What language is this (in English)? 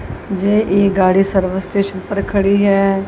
Hindi